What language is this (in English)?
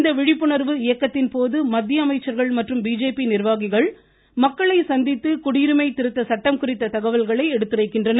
Tamil